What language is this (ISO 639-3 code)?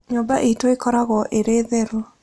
kik